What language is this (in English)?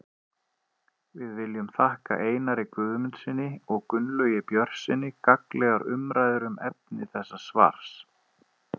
Icelandic